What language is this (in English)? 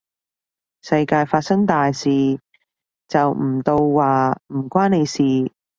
Cantonese